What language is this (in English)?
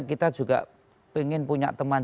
Indonesian